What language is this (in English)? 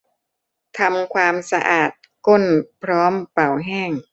Thai